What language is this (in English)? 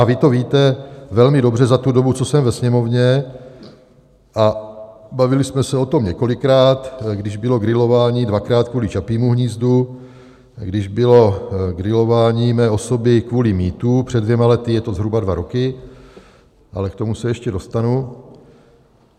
Czech